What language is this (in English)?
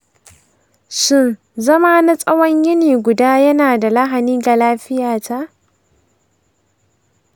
Hausa